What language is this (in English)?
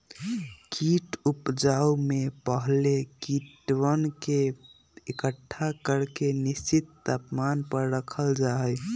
Magahi